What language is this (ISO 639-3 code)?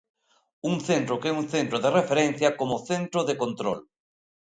glg